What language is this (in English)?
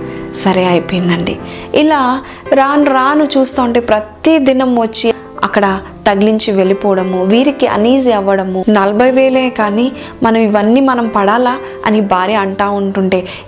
Telugu